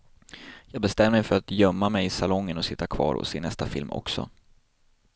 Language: Swedish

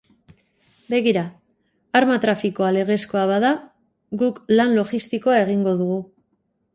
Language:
Basque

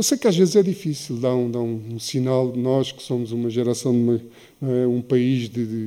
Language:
Portuguese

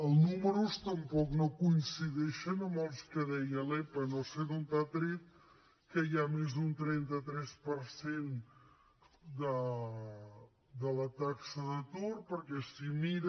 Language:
Catalan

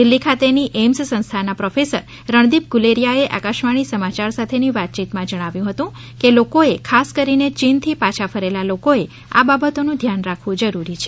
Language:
Gujarati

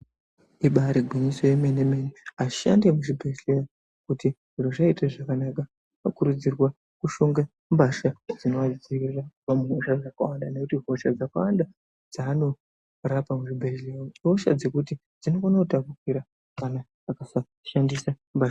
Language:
Ndau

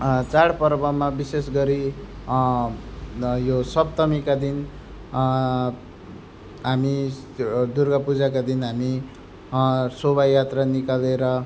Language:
Nepali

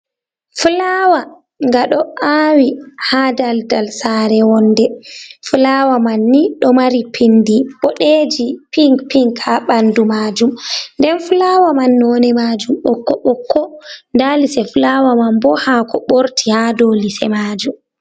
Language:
Fula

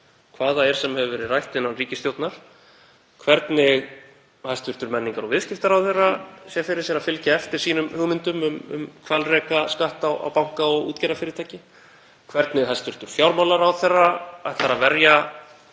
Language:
Icelandic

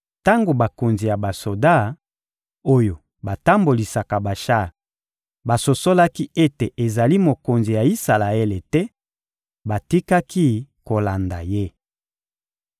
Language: Lingala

